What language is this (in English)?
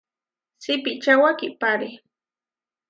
Huarijio